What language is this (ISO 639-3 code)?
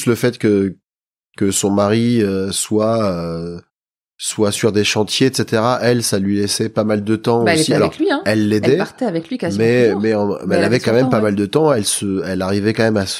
fra